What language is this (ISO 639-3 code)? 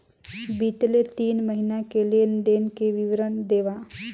hne